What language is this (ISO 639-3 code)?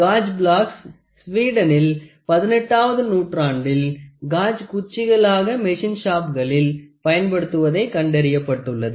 tam